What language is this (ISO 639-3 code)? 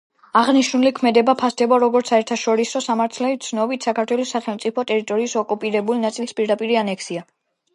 kat